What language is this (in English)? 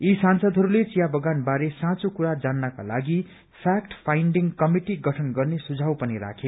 Nepali